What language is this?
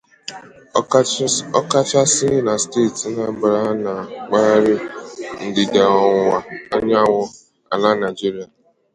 Igbo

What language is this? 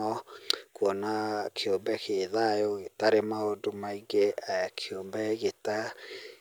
Kikuyu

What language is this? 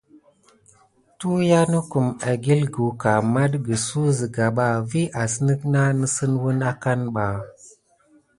Gidar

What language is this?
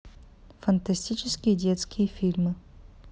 Russian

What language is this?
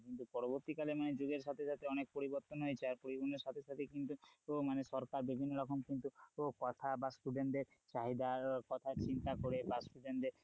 Bangla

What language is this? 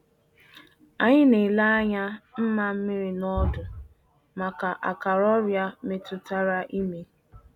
Igbo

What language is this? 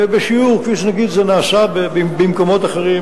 Hebrew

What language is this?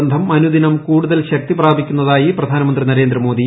Malayalam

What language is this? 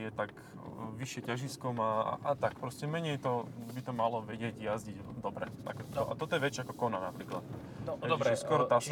Slovak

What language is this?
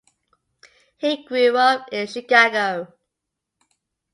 English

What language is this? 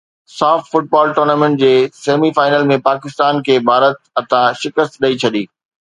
Sindhi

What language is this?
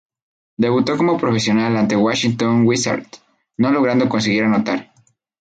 Spanish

